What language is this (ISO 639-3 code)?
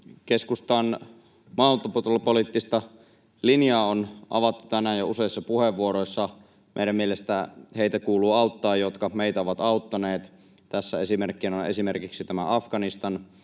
fin